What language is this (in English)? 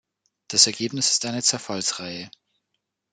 German